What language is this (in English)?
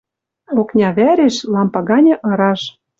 Western Mari